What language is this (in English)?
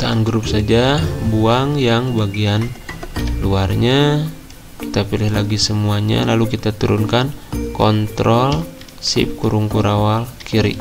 Indonesian